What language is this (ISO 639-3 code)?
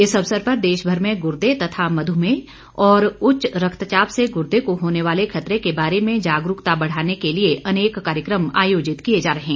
hin